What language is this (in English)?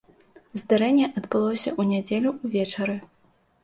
Belarusian